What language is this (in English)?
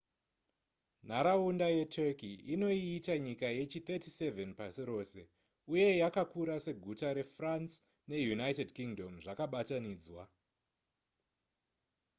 Shona